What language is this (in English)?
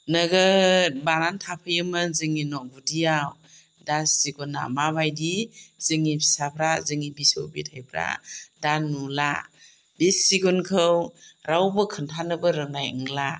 Bodo